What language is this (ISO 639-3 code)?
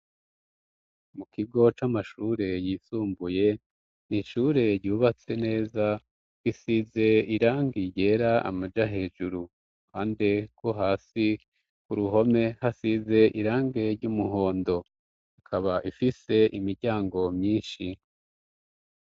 run